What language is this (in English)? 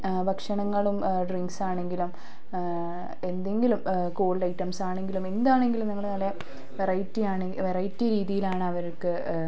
Malayalam